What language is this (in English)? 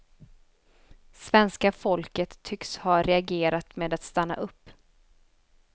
Swedish